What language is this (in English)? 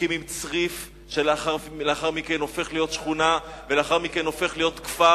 Hebrew